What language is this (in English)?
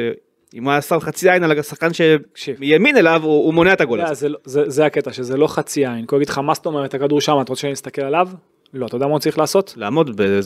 Hebrew